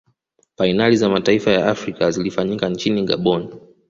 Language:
Swahili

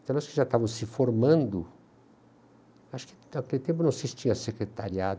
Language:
Portuguese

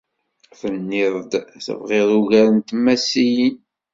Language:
Kabyle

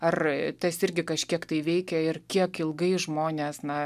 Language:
Lithuanian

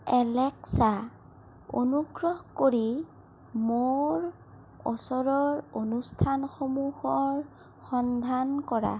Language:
Assamese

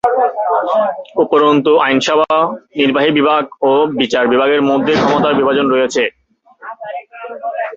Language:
Bangla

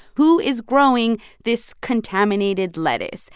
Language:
English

